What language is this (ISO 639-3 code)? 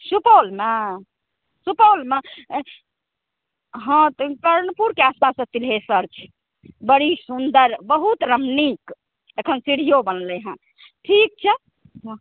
mai